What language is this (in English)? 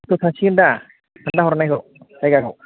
Bodo